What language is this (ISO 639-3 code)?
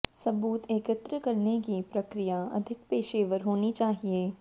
hin